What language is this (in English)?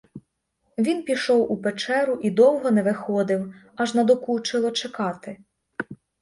Ukrainian